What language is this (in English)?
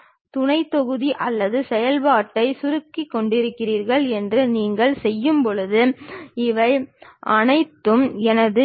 Tamil